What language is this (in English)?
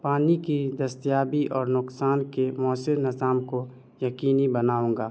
Urdu